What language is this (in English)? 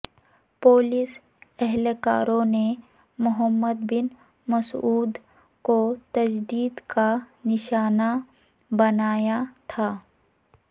Urdu